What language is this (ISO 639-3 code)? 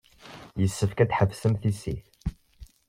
kab